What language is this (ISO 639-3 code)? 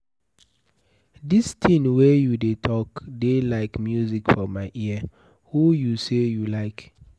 pcm